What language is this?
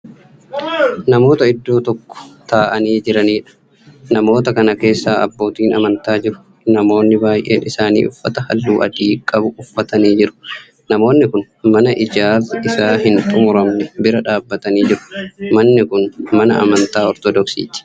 Oromo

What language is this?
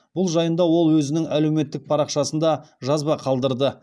Kazakh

